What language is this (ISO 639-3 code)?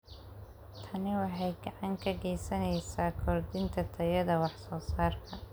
som